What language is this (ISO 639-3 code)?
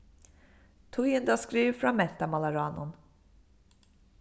fao